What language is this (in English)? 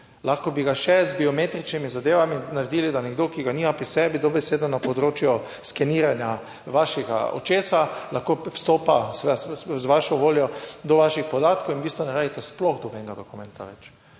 Slovenian